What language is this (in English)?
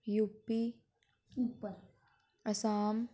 Dogri